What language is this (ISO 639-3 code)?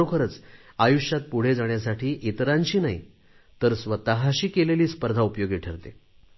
mar